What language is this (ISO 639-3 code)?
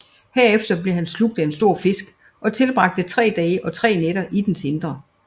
dan